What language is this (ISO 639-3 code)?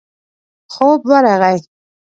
pus